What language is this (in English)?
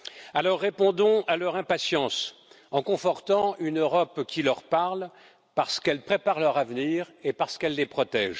French